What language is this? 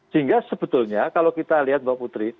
Indonesian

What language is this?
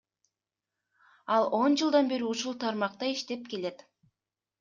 Kyrgyz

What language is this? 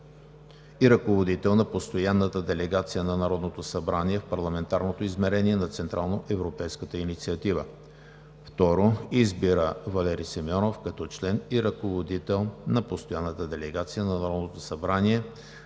Bulgarian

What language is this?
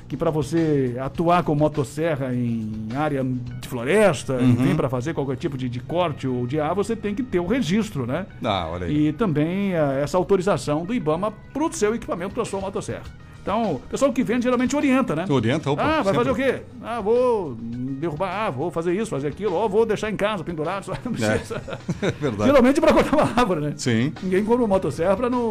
Portuguese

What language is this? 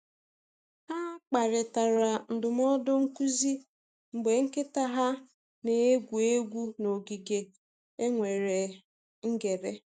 Igbo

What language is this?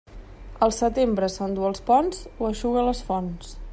Catalan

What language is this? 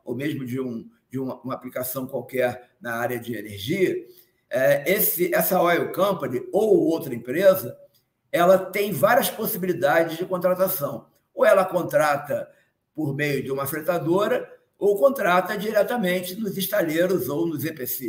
Portuguese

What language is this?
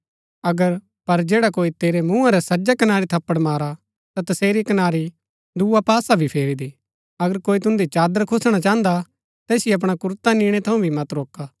Gaddi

